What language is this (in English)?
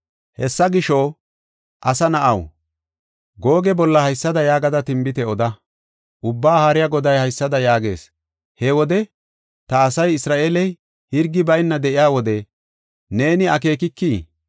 Gofa